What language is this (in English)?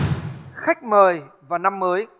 Vietnamese